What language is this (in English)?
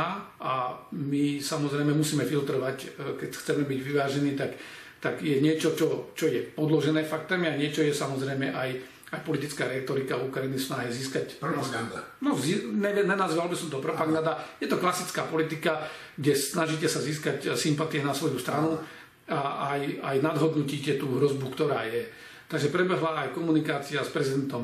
Slovak